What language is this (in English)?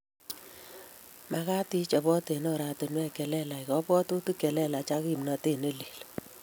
Kalenjin